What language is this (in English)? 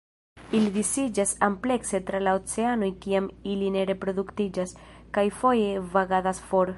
Esperanto